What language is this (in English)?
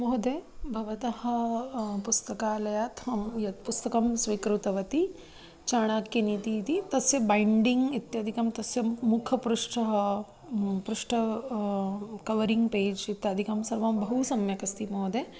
Sanskrit